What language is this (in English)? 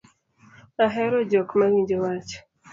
Luo (Kenya and Tanzania)